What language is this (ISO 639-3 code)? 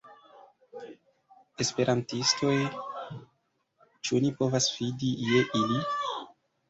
epo